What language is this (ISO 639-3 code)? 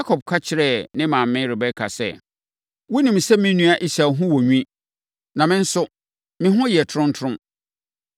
aka